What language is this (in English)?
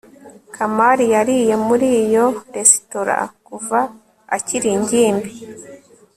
Kinyarwanda